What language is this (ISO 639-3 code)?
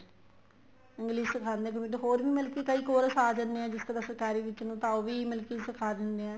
pan